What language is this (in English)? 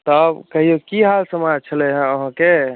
Maithili